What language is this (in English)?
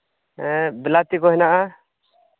Santali